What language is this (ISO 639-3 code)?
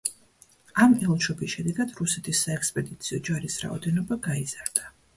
kat